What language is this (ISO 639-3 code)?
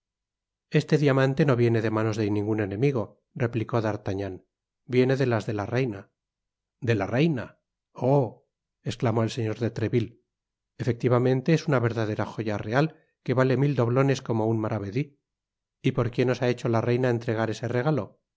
spa